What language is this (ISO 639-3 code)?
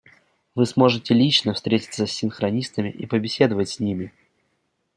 rus